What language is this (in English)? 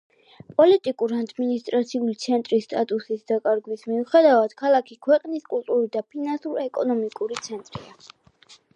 Georgian